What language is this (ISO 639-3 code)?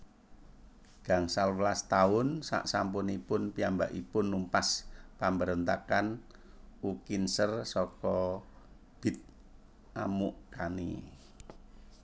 jav